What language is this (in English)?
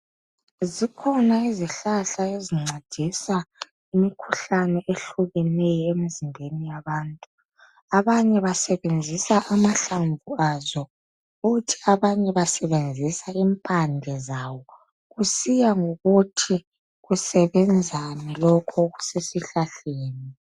North Ndebele